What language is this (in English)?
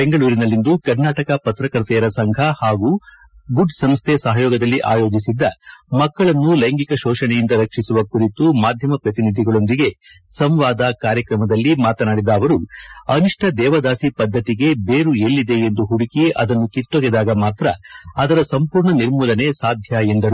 Kannada